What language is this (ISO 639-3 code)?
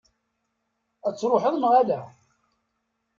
kab